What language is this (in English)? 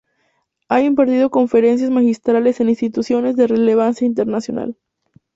Spanish